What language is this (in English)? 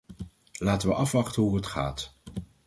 Dutch